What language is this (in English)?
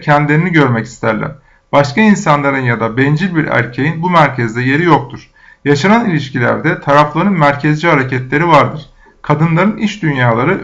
Turkish